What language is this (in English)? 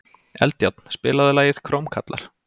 Icelandic